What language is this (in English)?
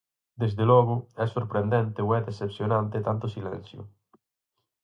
Galician